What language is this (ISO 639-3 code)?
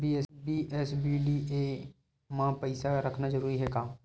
hne